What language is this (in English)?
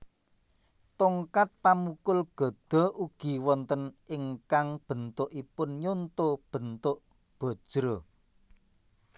Javanese